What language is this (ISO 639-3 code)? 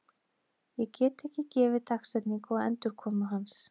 isl